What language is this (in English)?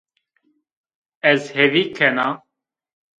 Zaza